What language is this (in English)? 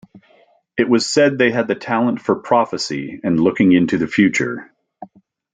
English